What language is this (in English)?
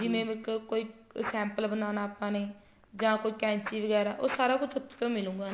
Punjabi